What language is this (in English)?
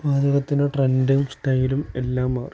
Malayalam